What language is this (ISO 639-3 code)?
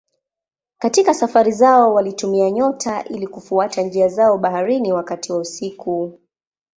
swa